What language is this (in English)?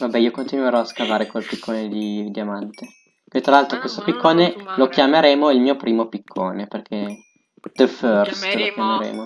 Italian